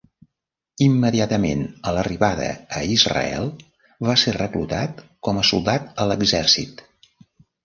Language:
Catalan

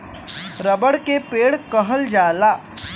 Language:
Bhojpuri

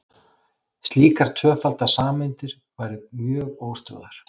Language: Icelandic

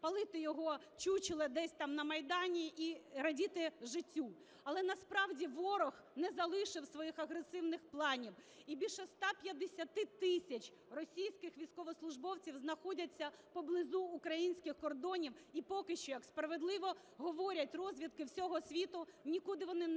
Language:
Ukrainian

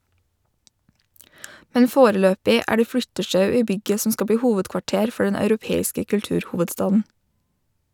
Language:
Norwegian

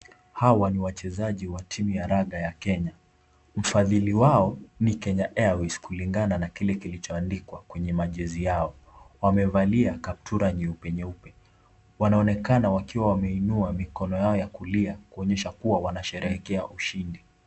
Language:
Swahili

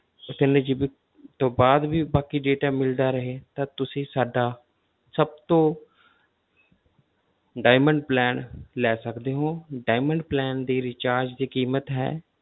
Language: Punjabi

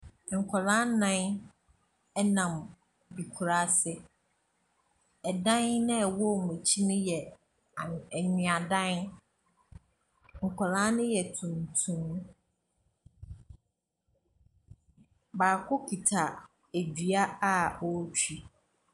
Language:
Akan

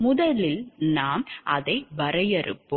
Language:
Tamil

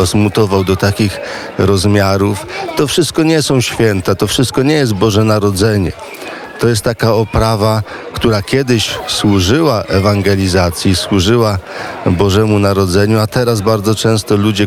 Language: Polish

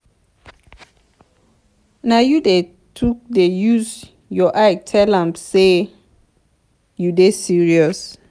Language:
Nigerian Pidgin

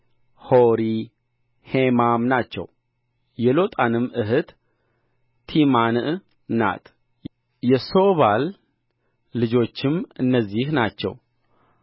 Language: Amharic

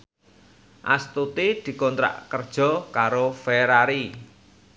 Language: Javanese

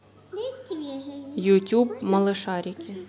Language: Russian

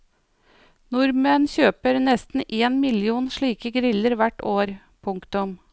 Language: Norwegian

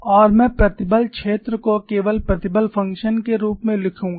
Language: Hindi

